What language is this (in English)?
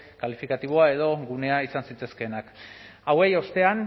Basque